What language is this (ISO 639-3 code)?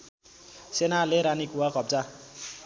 nep